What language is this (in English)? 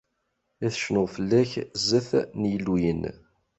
Kabyle